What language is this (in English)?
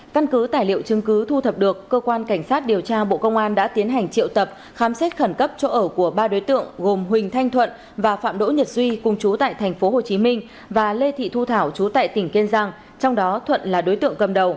Vietnamese